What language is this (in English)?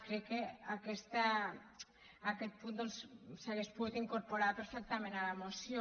Catalan